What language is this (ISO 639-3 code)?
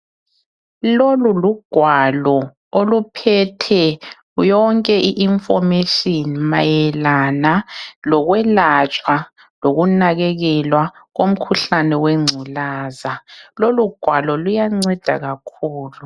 nde